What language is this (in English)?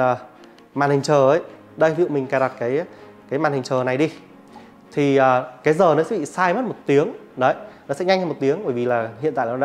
Vietnamese